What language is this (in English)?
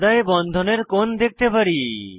Bangla